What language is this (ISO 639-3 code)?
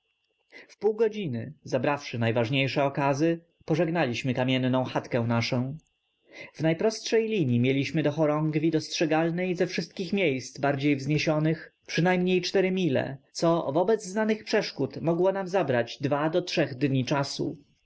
pol